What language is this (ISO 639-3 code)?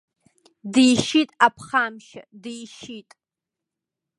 abk